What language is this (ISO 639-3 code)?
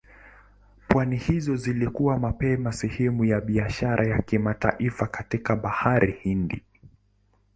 swa